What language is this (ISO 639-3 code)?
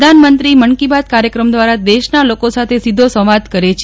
guj